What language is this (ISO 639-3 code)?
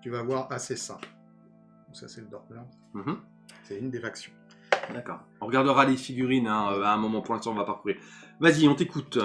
fra